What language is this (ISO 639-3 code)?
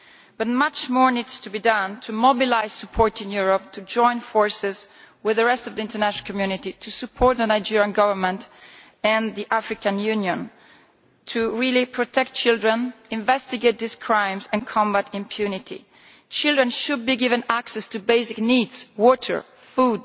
eng